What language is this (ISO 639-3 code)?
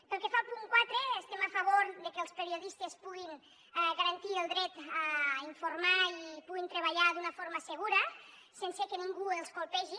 cat